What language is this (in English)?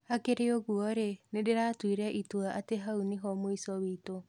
Kikuyu